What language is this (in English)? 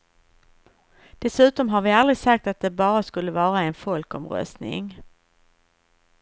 Swedish